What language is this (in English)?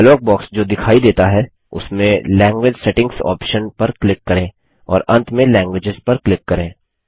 Hindi